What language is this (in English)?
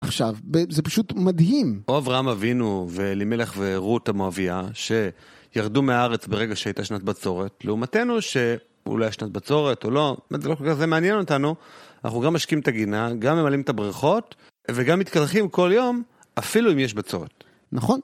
Hebrew